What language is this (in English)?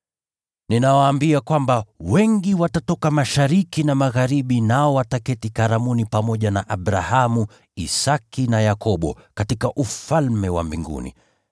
Swahili